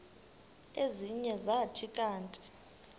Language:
Xhosa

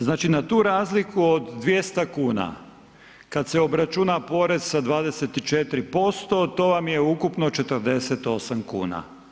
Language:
Croatian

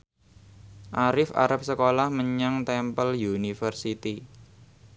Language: Javanese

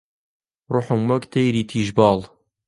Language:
Central Kurdish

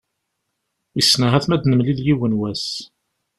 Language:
Kabyle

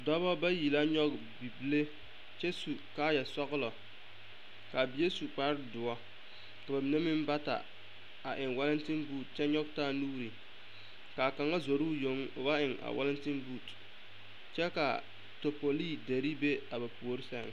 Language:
Southern Dagaare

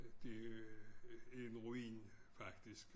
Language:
Danish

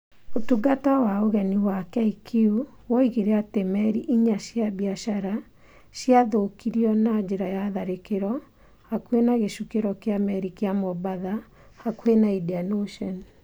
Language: Kikuyu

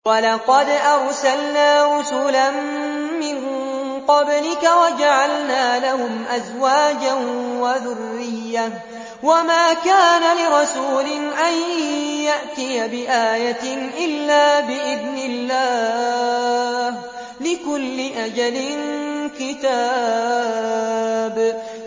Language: Arabic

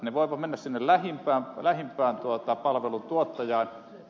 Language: Finnish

